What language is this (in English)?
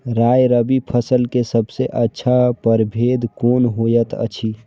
Maithili